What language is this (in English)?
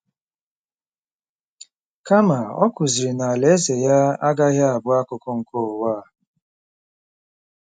Igbo